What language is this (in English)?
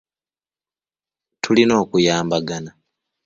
Ganda